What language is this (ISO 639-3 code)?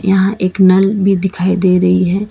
hin